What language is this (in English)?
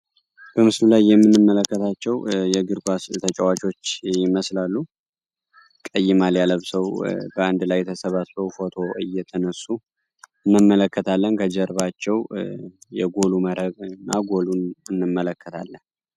Amharic